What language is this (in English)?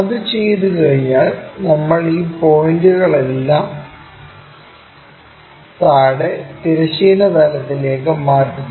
Malayalam